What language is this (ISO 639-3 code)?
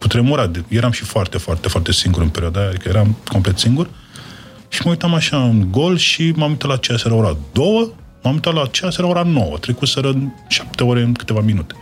ron